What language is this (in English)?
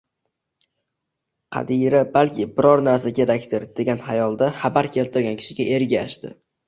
Uzbek